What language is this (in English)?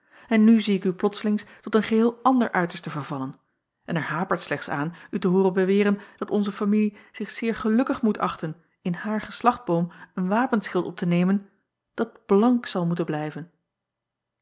Dutch